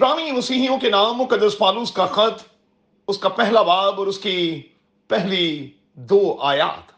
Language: Urdu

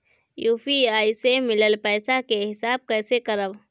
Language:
Bhojpuri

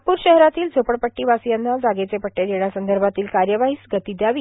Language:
Marathi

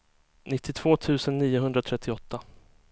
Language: Swedish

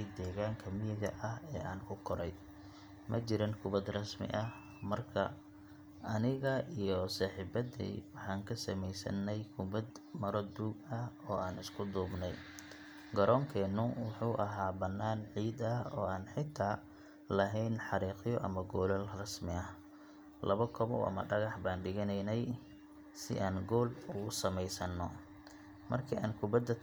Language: Somali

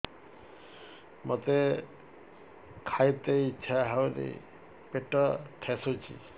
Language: Odia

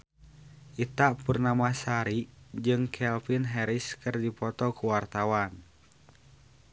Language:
Sundanese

